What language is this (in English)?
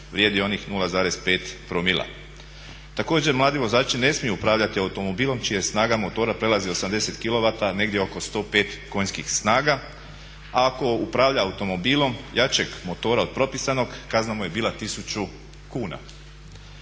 Croatian